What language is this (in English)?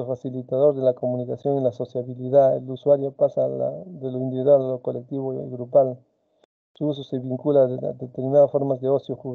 Spanish